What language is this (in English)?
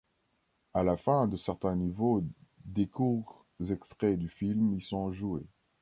French